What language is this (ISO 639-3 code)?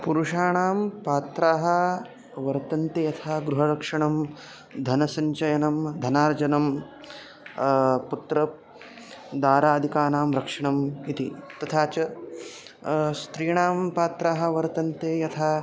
san